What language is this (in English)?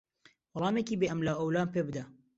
Central Kurdish